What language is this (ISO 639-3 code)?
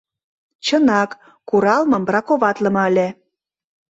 chm